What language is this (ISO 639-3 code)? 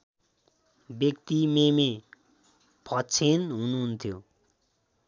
nep